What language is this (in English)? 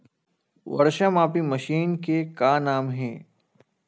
Chhattisgarhi